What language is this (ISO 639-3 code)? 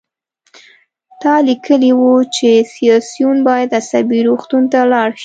pus